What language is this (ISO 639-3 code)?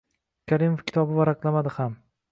uzb